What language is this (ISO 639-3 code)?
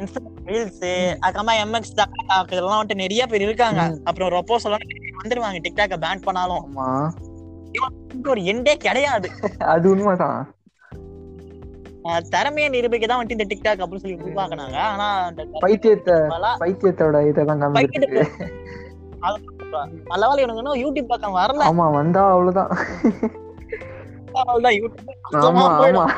tam